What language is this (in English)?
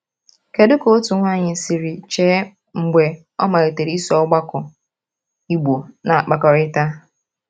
Igbo